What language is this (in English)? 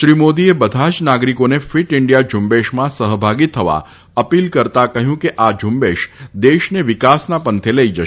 Gujarati